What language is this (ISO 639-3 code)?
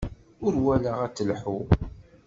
kab